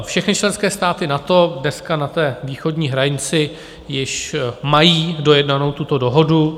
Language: Czech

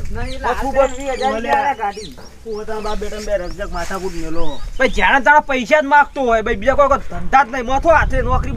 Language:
Romanian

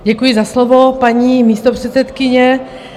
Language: Czech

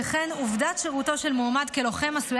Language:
Hebrew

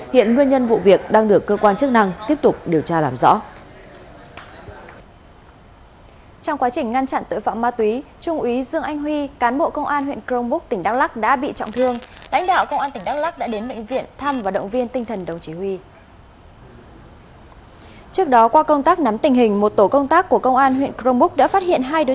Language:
Vietnamese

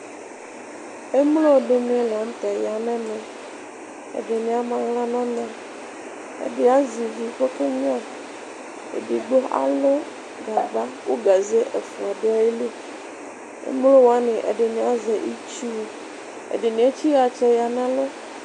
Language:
Ikposo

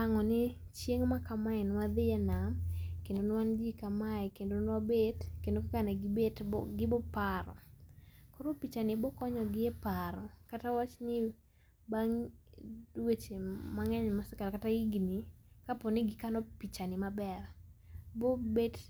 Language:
Luo (Kenya and Tanzania)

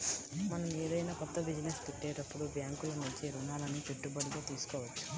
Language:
Telugu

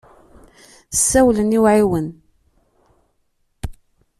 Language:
Kabyle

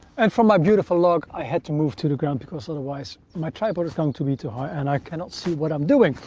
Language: English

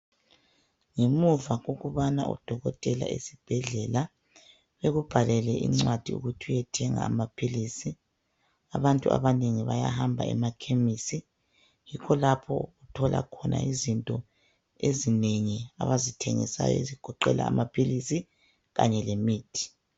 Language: North Ndebele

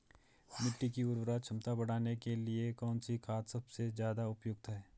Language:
Hindi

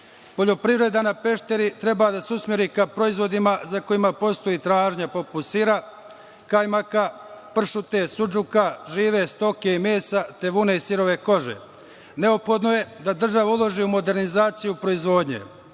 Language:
Serbian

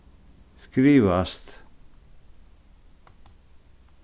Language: Faroese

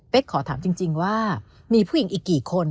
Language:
Thai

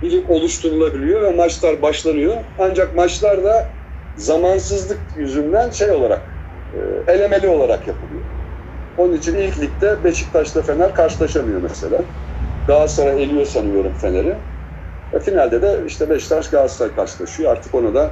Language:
Turkish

